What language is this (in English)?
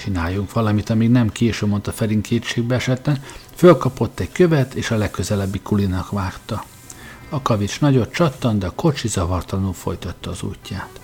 Hungarian